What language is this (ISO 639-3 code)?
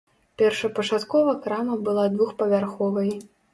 bel